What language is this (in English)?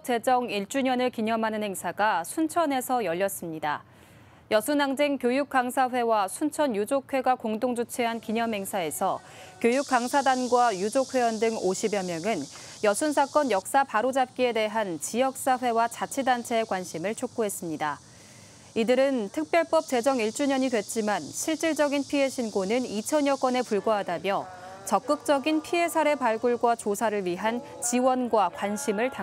Korean